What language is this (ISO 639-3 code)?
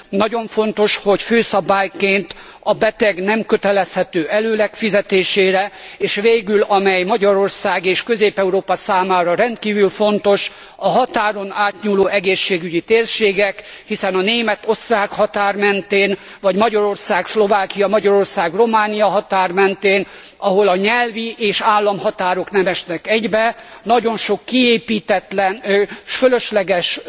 hun